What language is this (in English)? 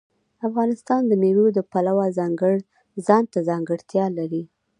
Pashto